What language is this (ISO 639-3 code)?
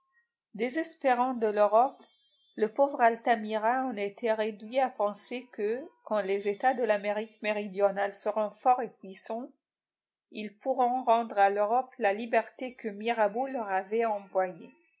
fra